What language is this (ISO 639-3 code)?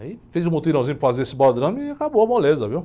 por